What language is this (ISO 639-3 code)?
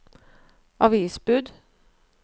nor